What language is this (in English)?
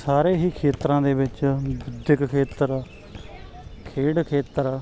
Punjabi